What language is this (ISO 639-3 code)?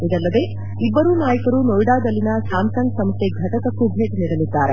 kan